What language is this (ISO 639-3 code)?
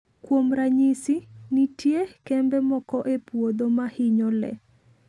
luo